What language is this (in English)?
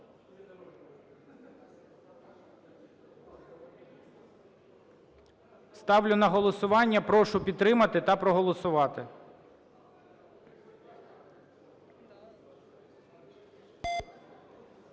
Ukrainian